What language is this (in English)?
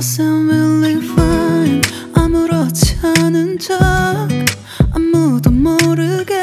Korean